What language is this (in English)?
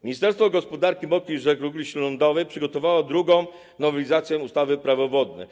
Polish